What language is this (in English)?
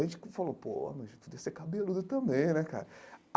Portuguese